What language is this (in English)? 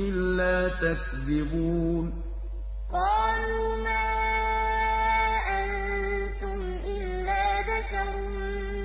Arabic